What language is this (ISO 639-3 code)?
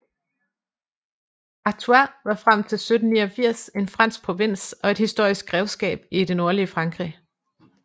dan